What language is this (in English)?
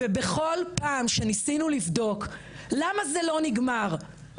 Hebrew